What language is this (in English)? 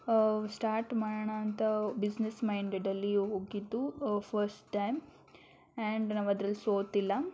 Kannada